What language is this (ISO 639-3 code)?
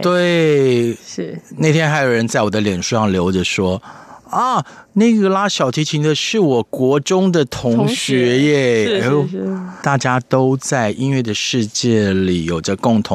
zho